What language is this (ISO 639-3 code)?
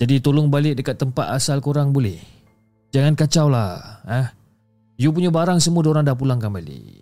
msa